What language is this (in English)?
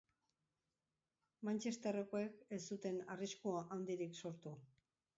Basque